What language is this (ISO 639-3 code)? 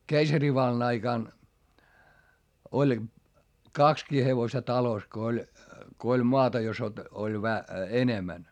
fin